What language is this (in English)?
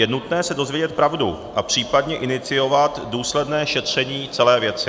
Czech